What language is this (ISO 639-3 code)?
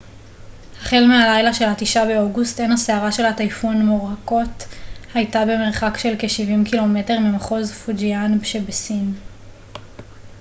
heb